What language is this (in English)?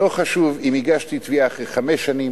Hebrew